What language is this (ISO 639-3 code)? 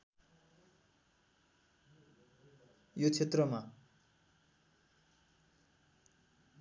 nep